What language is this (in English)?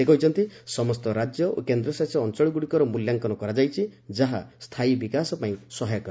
Odia